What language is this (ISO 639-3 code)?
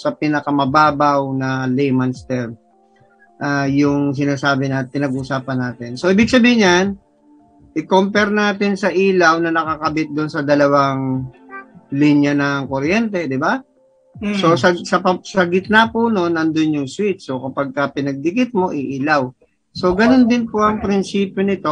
fil